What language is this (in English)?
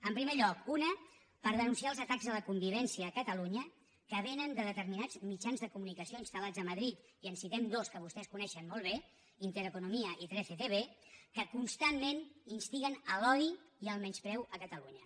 Catalan